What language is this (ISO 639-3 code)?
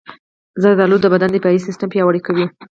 pus